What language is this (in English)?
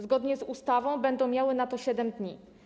Polish